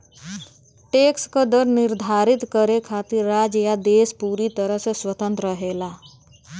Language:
Bhojpuri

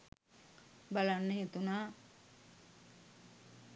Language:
Sinhala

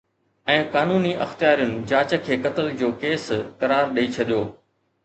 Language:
Sindhi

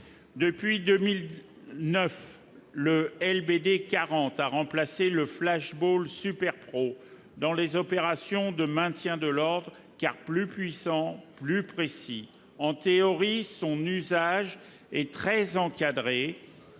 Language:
French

